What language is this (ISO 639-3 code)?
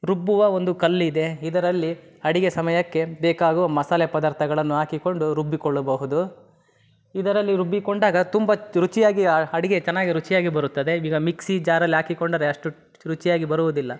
kan